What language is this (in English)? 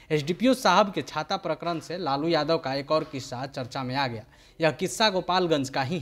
Hindi